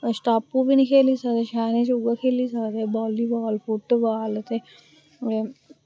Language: Dogri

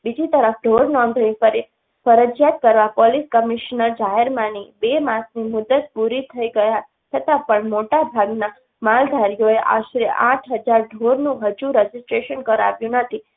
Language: Gujarati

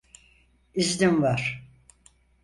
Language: Turkish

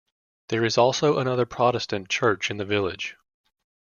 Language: English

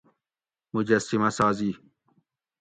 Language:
Gawri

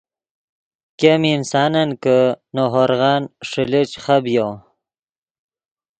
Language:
Yidgha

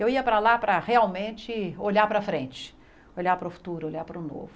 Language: Portuguese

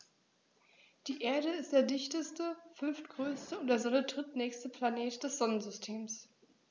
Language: German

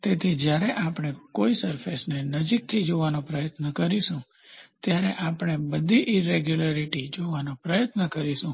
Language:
Gujarati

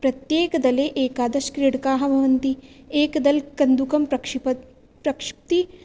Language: Sanskrit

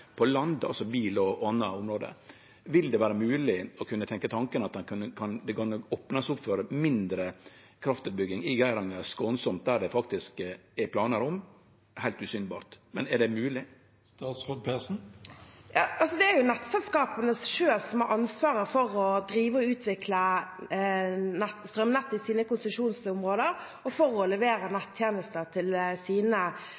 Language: Norwegian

